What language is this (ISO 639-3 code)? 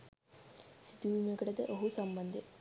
sin